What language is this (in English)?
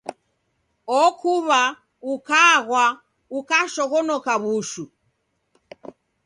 Taita